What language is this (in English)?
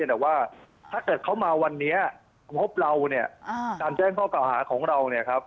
Thai